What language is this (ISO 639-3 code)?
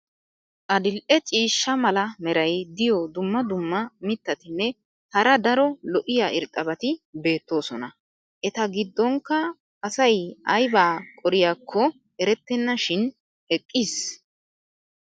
wal